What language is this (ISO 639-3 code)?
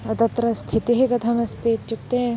san